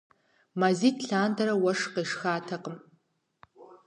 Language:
Kabardian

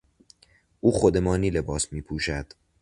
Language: Persian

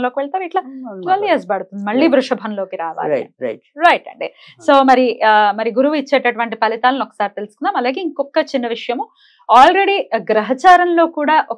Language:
Telugu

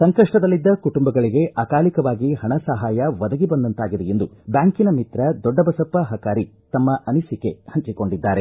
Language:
Kannada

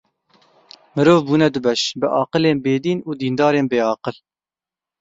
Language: Kurdish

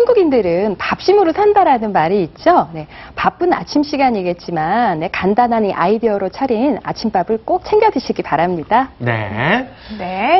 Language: Korean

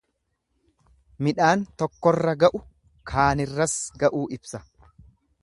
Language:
Oromo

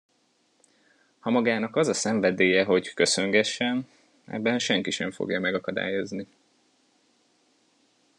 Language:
Hungarian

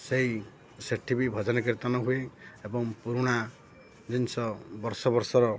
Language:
Odia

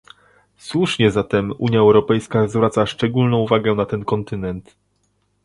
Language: Polish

